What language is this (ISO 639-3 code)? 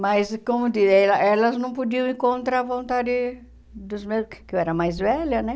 por